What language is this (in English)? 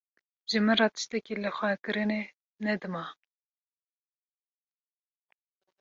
Kurdish